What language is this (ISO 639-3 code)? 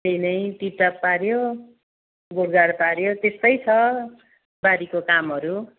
nep